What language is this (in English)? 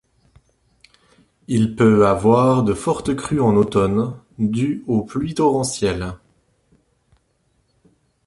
French